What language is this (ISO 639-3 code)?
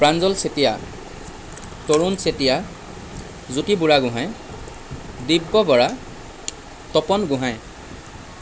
asm